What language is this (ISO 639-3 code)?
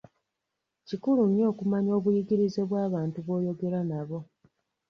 lug